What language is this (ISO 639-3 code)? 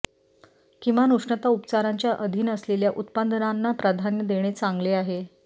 mar